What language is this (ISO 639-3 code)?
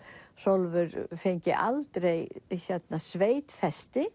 isl